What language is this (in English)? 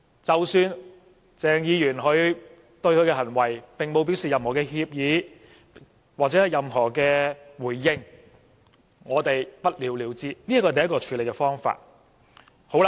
Cantonese